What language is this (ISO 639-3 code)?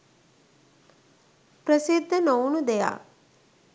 sin